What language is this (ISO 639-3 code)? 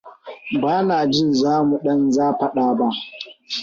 hau